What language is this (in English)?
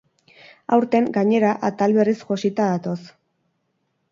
Basque